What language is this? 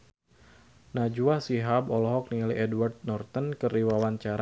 Sundanese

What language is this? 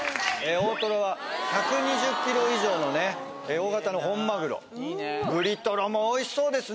Japanese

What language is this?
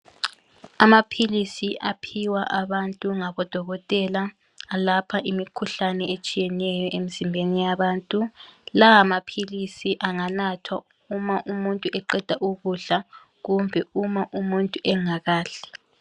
North Ndebele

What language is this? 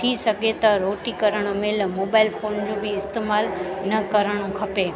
Sindhi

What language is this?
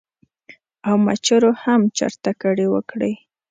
Pashto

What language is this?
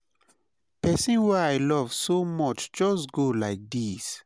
Nigerian Pidgin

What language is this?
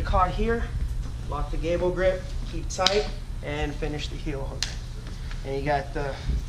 English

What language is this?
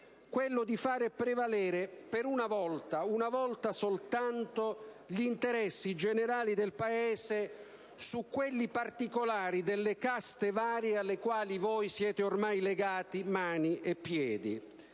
Italian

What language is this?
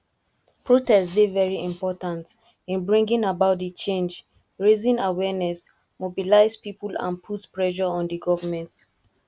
Nigerian Pidgin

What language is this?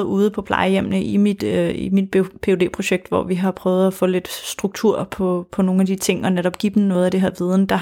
Danish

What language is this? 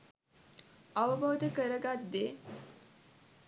Sinhala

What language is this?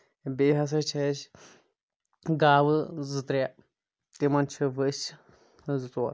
Kashmiri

